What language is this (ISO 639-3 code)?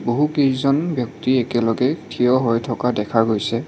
asm